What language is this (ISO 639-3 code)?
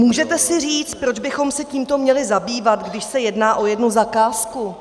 ces